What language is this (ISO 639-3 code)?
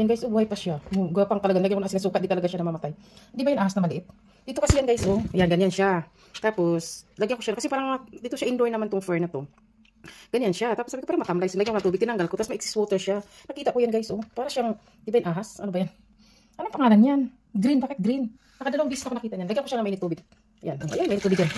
fil